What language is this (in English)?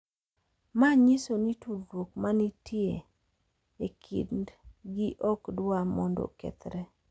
Luo (Kenya and Tanzania)